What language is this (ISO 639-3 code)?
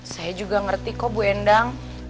ind